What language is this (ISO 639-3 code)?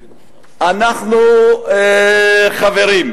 heb